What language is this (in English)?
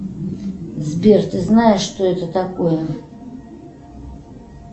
Russian